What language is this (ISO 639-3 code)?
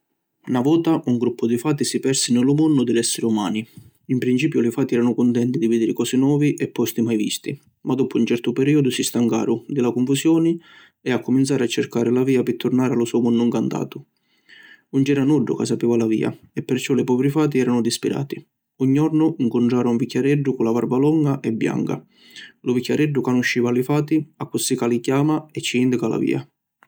scn